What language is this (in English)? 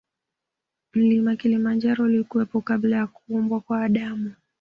Swahili